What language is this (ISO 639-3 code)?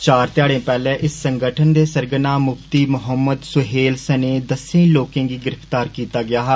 doi